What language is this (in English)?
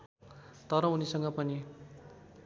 Nepali